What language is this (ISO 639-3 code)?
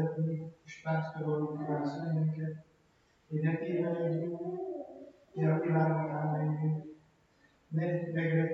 hun